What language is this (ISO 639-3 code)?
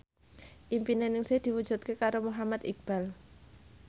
jav